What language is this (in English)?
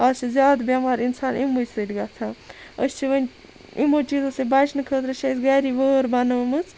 Kashmiri